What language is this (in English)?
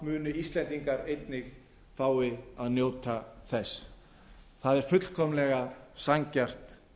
Icelandic